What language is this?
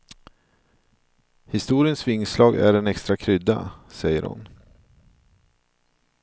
Swedish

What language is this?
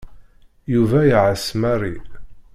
Kabyle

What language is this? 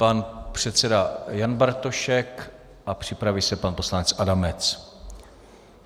Czech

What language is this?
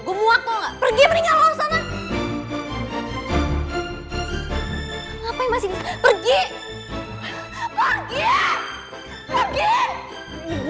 Indonesian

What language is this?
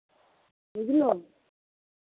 Maithili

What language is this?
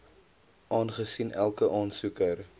Afrikaans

